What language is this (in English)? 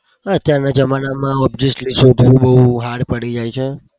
Gujarati